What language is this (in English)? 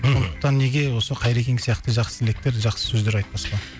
Kazakh